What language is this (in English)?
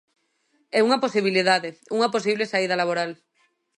Galician